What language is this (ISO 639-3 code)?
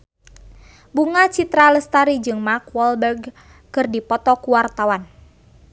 sun